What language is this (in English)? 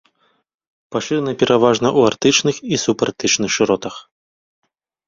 Belarusian